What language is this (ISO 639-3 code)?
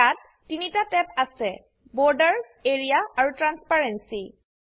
asm